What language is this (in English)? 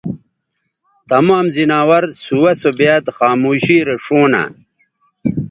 Bateri